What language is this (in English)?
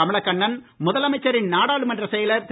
Tamil